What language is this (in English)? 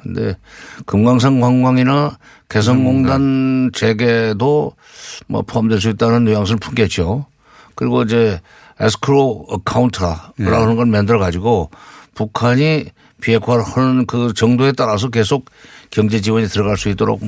Korean